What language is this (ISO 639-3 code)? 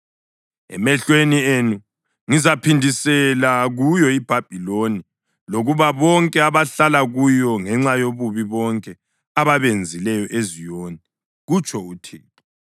nde